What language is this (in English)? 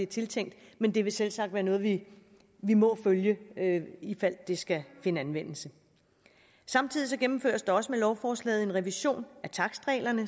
Danish